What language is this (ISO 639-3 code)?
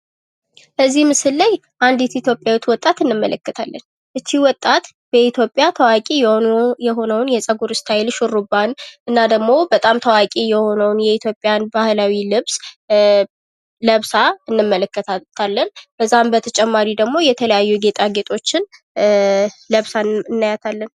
amh